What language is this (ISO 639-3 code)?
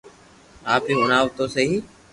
lrk